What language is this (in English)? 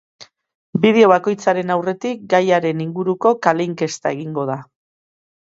Basque